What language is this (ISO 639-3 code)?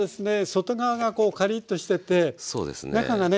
jpn